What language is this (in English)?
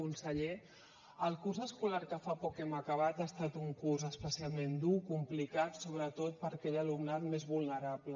Catalan